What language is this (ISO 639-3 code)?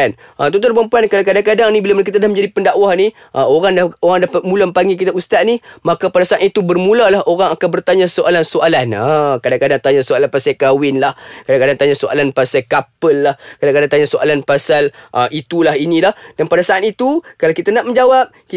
msa